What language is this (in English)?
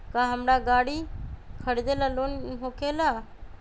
Magahi